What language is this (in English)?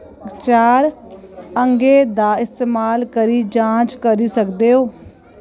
Dogri